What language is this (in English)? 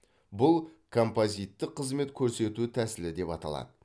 Kazakh